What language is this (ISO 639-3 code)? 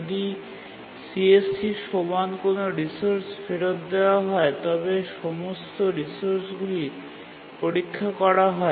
ben